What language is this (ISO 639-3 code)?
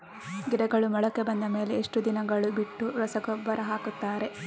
kan